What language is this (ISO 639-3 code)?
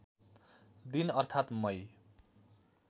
nep